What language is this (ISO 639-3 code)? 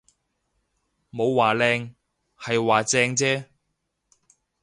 yue